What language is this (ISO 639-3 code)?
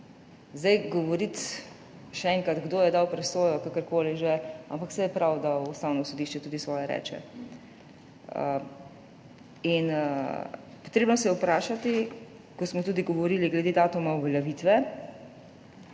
slv